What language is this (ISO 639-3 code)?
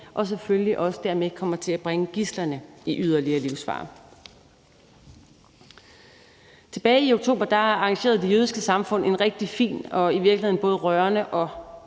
dan